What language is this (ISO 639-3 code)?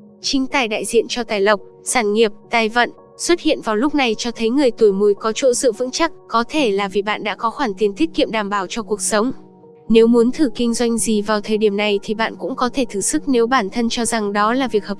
vie